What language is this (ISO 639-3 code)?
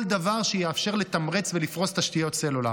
heb